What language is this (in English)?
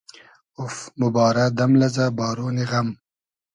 Hazaragi